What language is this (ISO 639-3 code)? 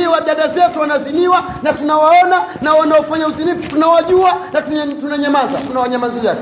swa